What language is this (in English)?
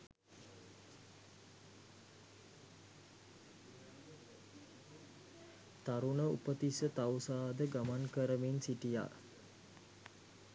Sinhala